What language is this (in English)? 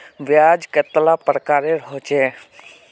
Magahi